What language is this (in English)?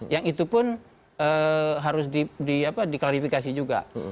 Indonesian